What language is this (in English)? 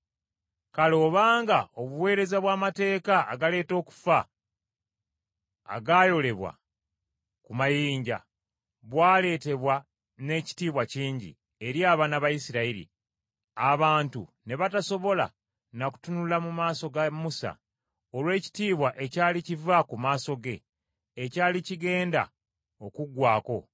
Ganda